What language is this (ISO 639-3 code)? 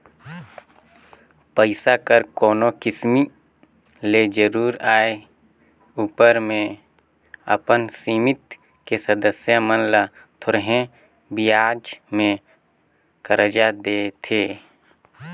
hne